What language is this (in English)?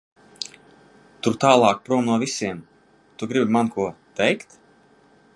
Latvian